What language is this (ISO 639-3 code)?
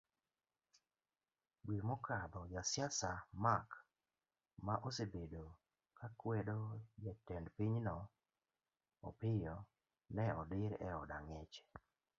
luo